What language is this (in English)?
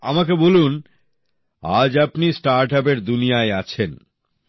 Bangla